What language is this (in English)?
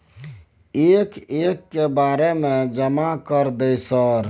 Maithili